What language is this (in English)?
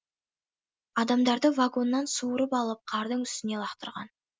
Kazakh